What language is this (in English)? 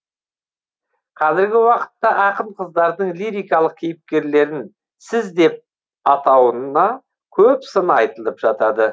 Kazakh